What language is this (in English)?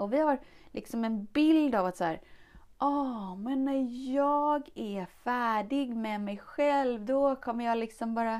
Swedish